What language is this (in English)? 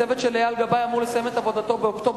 Hebrew